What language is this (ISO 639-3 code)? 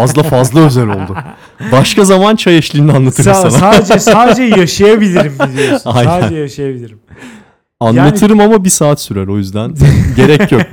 tur